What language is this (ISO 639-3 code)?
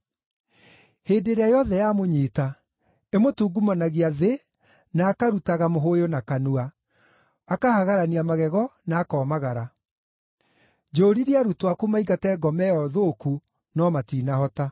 kik